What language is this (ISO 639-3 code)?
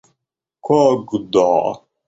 rus